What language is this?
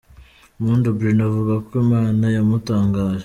Kinyarwanda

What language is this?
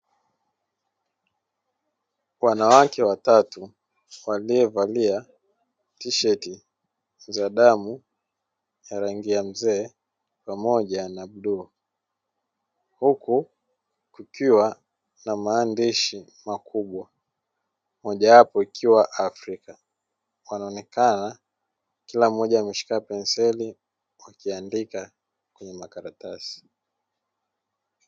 Swahili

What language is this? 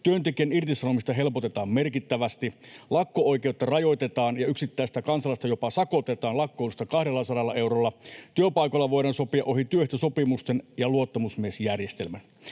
Finnish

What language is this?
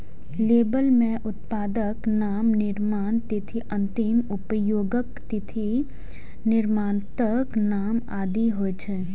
Maithili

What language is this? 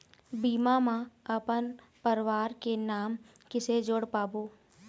Chhattisgarhi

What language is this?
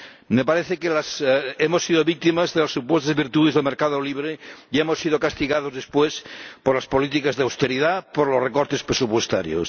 Spanish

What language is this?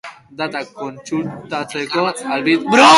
Basque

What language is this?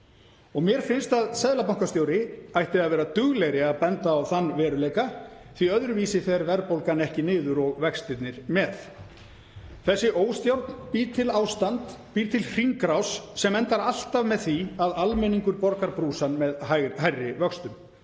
Icelandic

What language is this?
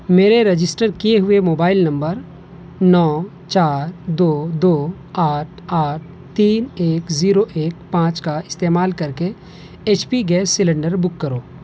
Urdu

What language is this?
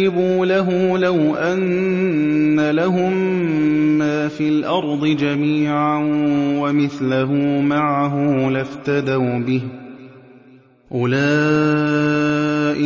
Arabic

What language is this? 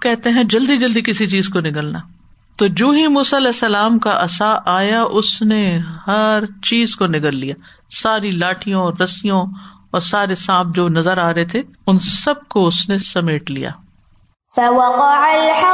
Urdu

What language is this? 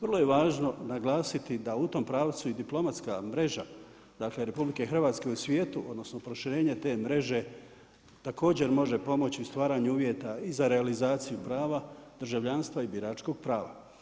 Croatian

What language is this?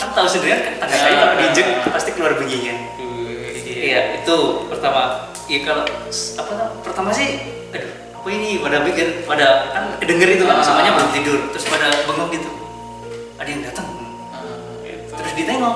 Indonesian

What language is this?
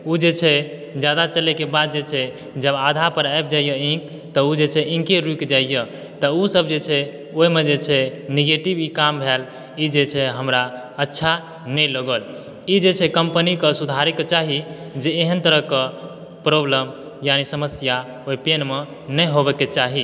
Maithili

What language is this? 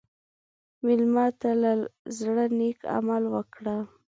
Pashto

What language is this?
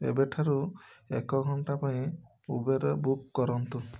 Odia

